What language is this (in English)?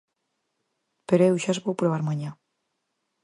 Galician